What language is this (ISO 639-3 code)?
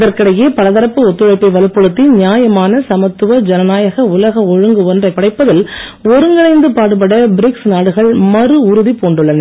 tam